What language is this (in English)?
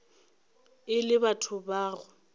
Northern Sotho